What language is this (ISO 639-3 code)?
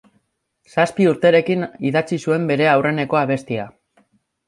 eus